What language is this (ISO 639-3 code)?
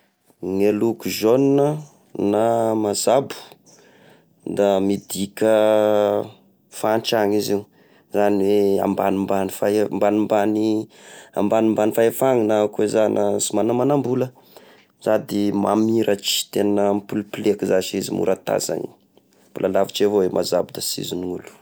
tkg